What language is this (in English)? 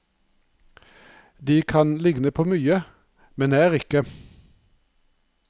Norwegian